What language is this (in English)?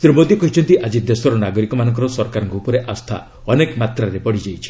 Odia